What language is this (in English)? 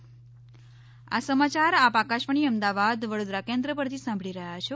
Gujarati